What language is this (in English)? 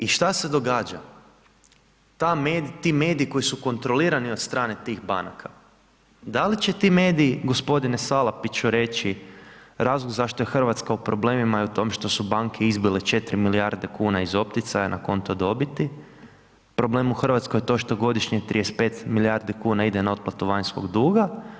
Croatian